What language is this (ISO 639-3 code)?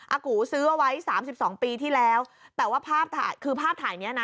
tha